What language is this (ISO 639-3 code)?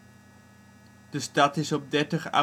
nld